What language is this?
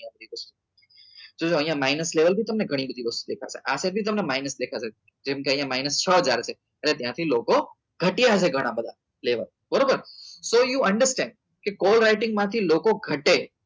Gujarati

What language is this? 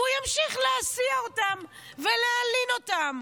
Hebrew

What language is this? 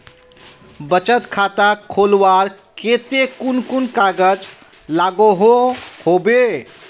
Magahi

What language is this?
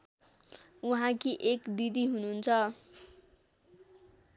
Nepali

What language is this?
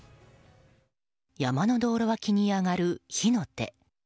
Japanese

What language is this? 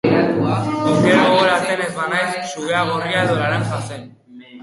Basque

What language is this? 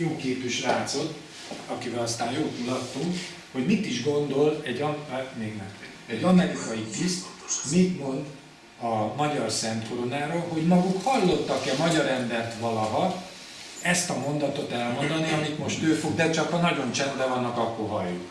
Hungarian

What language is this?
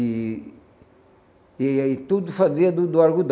Portuguese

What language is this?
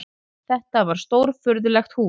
Icelandic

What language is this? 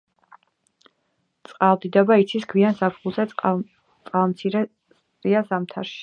Georgian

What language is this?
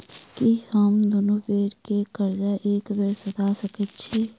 Maithili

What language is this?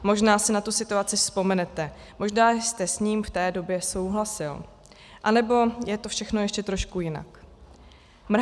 Czech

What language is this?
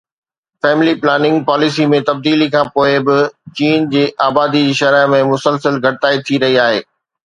Sindhi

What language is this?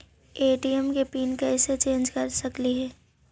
Magahi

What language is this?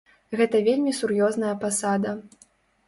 Belarusian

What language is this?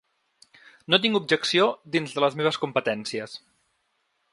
Catalan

